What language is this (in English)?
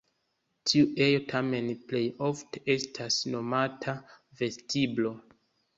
Esperanto